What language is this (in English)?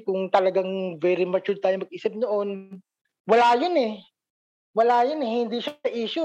Filipino